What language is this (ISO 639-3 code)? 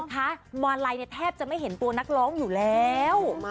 tha